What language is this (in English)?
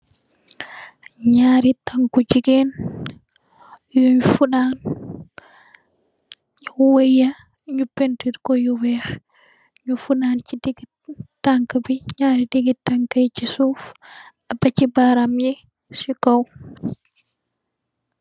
Wolof